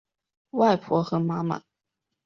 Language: Chinese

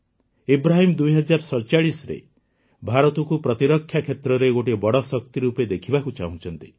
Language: Odia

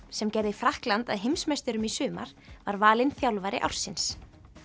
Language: Icelandic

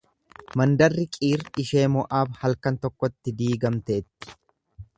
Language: Oromo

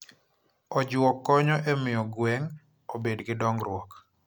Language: Luo (Kenya and Tanzania)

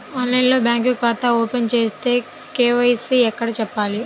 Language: Telugu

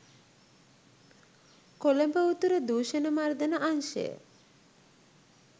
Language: Sinhala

